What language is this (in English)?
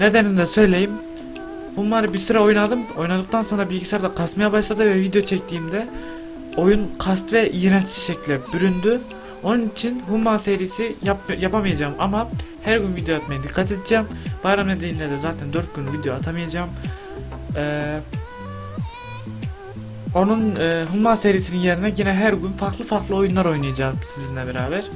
Turkish